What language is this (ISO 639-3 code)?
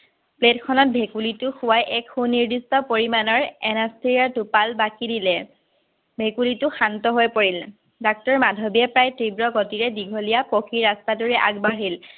asm